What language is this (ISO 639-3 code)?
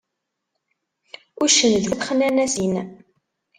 kab